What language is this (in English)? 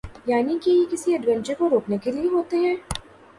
Urdu